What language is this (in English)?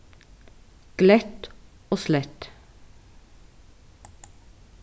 Faroese